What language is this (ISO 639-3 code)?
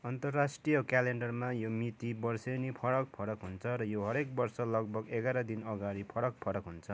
nep